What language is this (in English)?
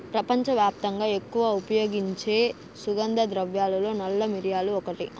Telugu